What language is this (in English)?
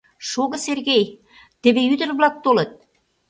Mari